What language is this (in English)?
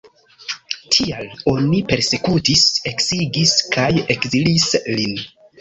Esperanto